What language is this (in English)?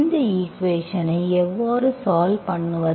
Tamil